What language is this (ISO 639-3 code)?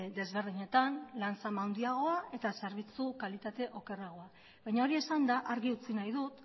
eus